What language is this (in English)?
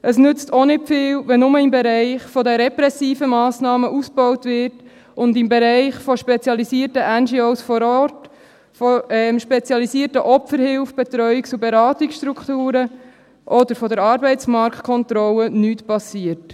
Swiss German